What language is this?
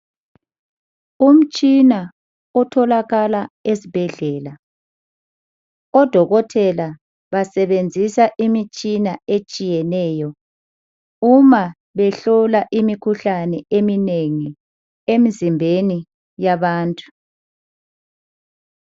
North Ndebele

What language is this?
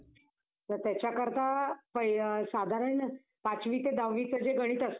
Marathi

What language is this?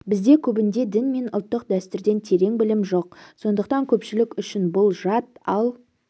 Kazakh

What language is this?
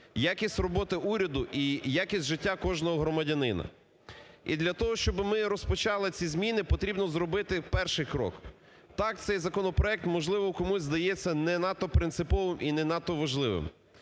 Ukrainian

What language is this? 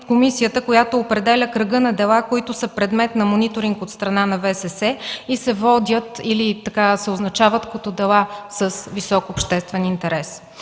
Bulgarian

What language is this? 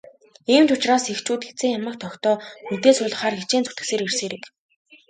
Mongolian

